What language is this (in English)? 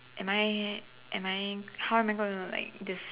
English